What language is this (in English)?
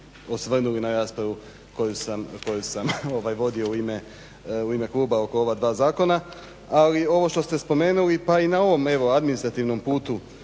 Croatian